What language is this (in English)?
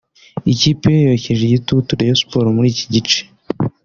Kinyarwanda